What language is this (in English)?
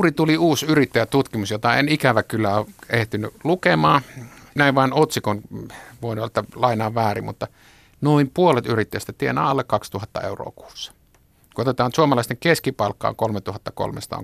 Finnish